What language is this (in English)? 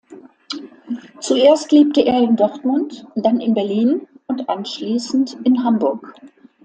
German